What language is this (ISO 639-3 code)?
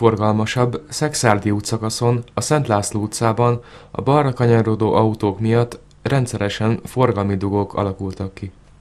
hun